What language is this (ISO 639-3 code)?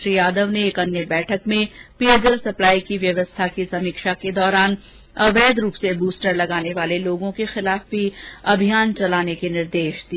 hin